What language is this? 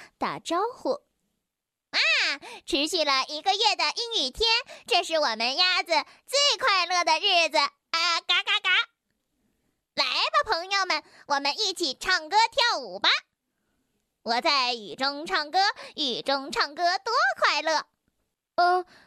Chinese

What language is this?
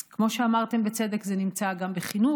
Hebrew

